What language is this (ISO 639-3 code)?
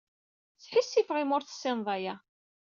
kab